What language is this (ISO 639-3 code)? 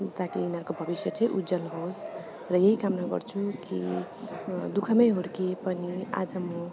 nep